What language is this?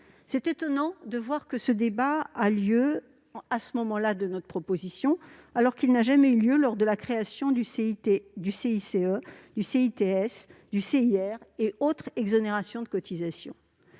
French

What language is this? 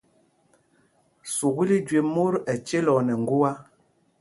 Mpumpong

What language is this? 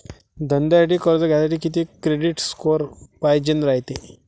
Marathi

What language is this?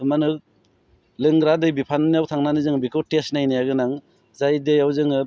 Bodo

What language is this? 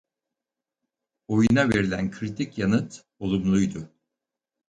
Turkish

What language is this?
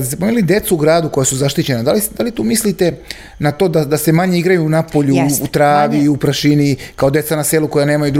Croatian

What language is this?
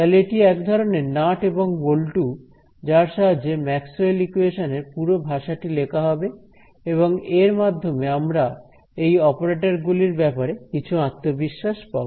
Bangla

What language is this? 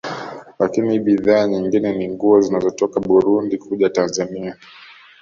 Swahili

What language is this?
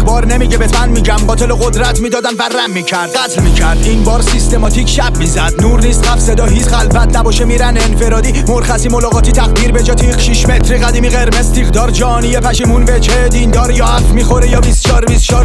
Persian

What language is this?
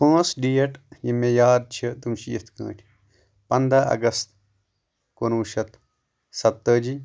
Kashmiri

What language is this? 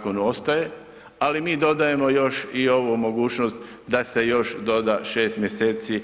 Croatian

